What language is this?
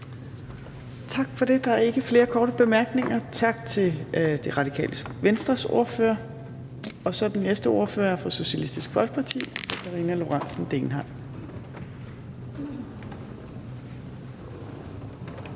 Danish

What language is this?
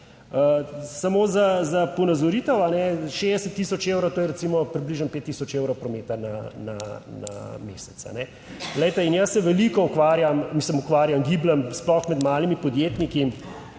Slovenian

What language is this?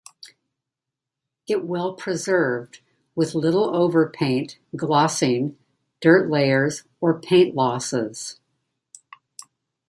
English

